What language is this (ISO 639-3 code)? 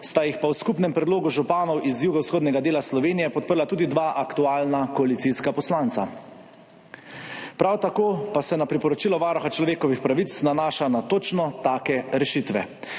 slv